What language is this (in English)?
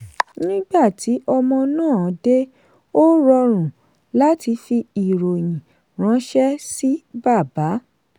Yoruba